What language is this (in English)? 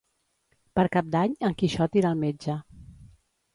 Catalan